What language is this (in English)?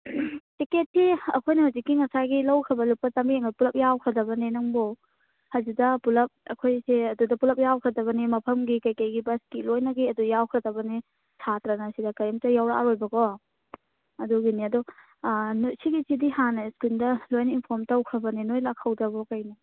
Manipuri